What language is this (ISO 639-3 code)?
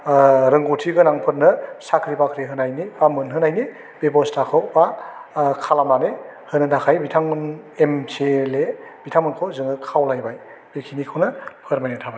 brx